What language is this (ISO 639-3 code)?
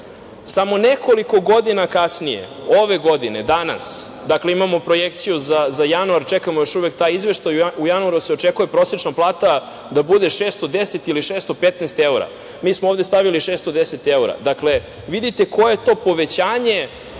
srp